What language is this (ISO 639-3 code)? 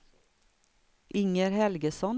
swe